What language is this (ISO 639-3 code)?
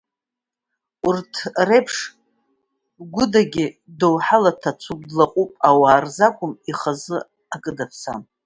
abk